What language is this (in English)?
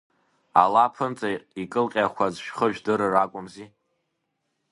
Abkhazian